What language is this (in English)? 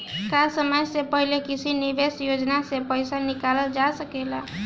Bhojpuri